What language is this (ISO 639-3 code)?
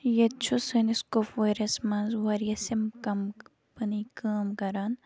kas